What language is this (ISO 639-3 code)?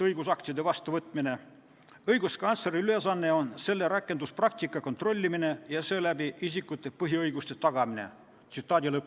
est